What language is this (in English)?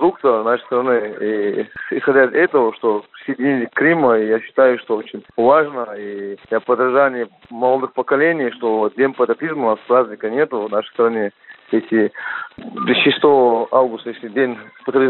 Russian